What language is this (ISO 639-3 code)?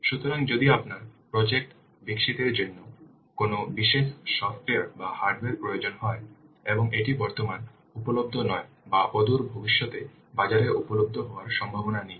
ben